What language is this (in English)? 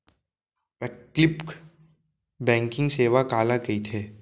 Chhattisgarhi